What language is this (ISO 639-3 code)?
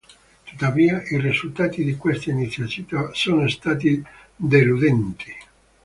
ita